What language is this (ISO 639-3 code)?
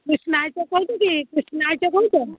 ori